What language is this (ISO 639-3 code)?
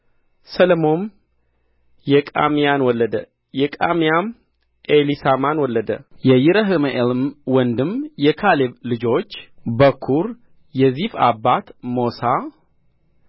amh